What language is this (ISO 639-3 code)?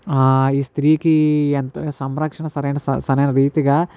tel